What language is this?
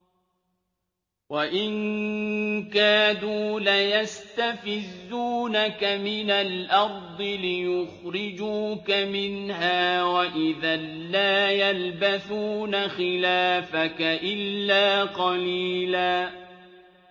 Arabic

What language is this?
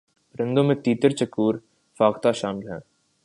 Urdu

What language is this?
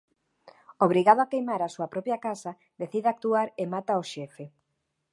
Galician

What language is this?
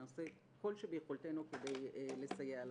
Hebrew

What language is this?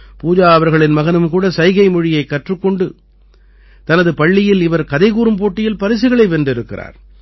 Tamil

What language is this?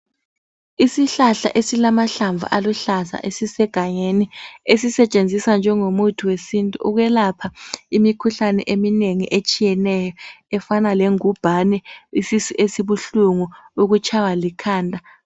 North Ndebele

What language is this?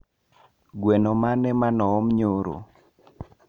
Luo (Kenya and Tanzania)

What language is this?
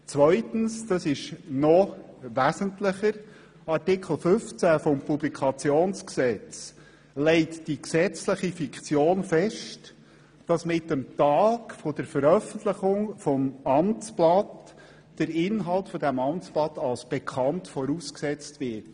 Swiss German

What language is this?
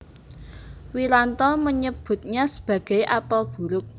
Javanese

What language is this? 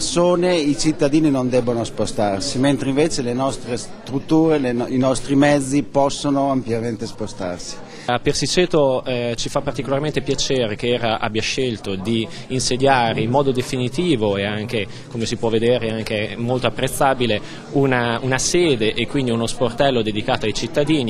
Italian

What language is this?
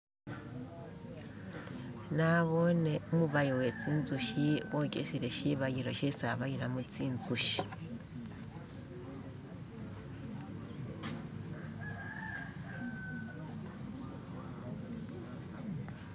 Masaaba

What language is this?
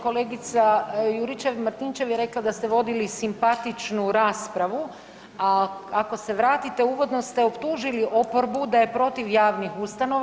Croatian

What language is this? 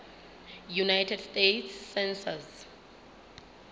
Southern Sotho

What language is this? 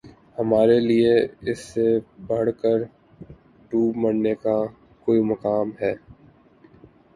Urdu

